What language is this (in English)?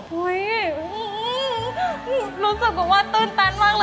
Thai